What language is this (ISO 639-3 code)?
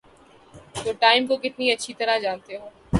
urd